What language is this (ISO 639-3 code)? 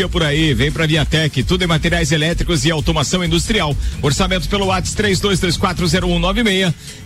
por